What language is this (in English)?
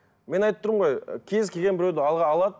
Kazakh